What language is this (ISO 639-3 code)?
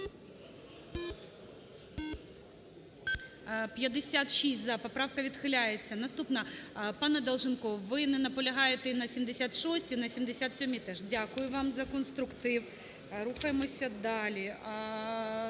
ukr